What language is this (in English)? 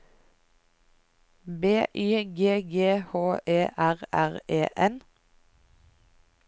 Norwegian